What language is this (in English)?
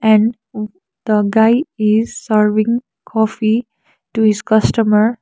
English